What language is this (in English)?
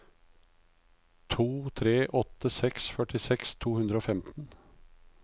Norwegian